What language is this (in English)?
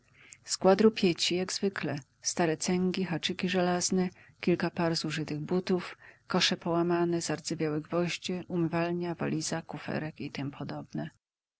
Polish